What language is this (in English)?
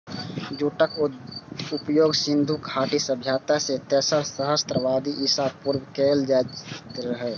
Maithili